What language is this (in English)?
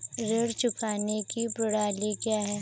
Hindi